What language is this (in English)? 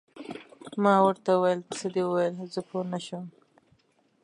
Pashto